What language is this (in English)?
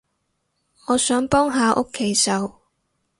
Cantonese